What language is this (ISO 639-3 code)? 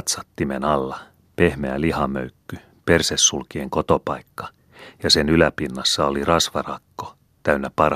fin